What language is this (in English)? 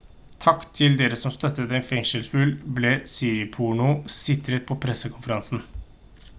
Norwegian Bokmål